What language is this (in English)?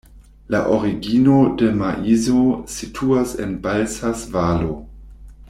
Esperanto